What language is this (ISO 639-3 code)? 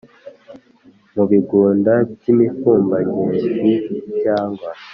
kin